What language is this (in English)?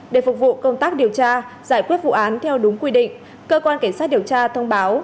Vietnamese